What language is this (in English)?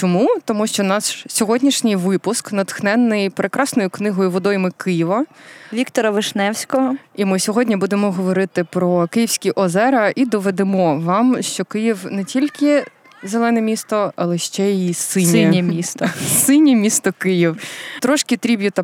Ukrainian